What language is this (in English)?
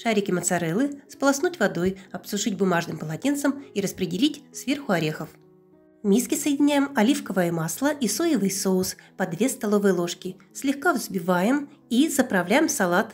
Russian